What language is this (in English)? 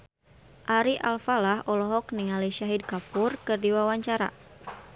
Sundanese